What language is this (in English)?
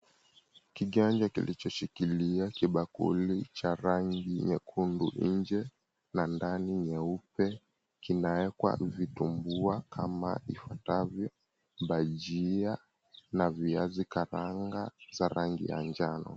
Swahili